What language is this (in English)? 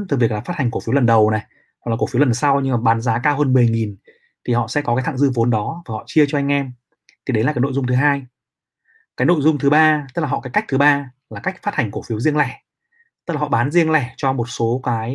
Vietnamese